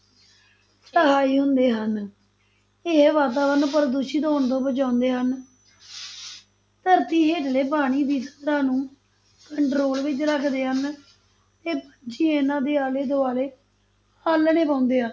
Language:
Punjabi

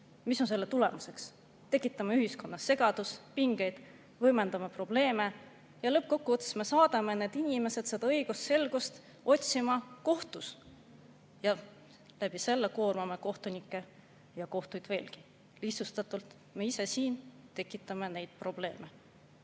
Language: Estonian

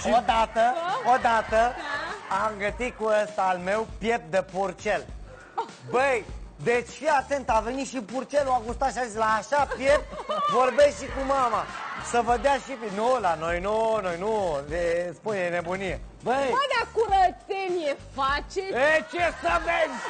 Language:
Romanian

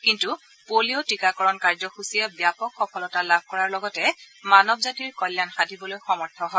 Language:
Assamese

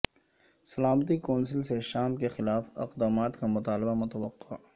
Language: Urdu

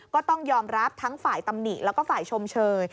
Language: Thai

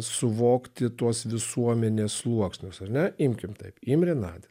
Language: Lithuanian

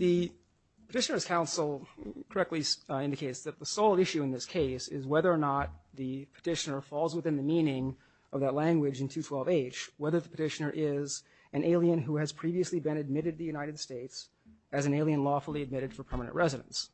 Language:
English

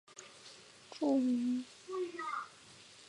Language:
Chinese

